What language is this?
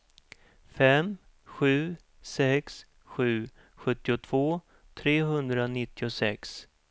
Swedish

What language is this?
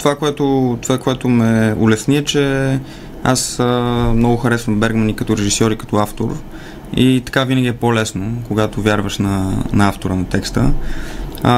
Bulgarian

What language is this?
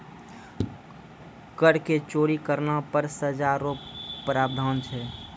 Maithili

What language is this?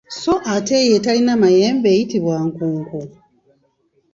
Ganda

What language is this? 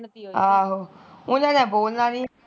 Punjabi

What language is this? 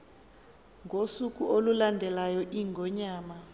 Xhosa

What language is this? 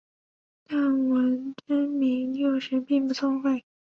Chinese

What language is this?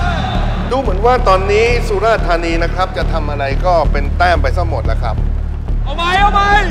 Thai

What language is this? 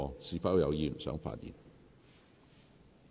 Cantonese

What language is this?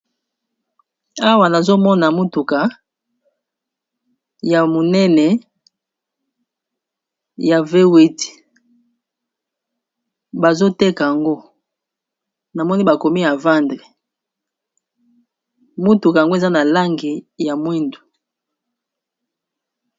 Lingala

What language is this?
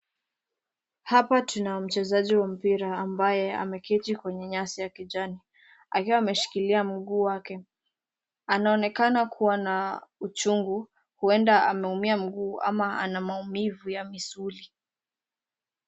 Swahili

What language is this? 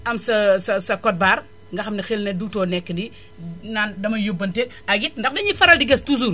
Wolof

